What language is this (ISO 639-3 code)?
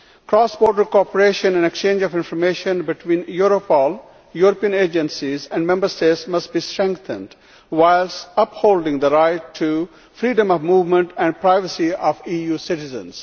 eng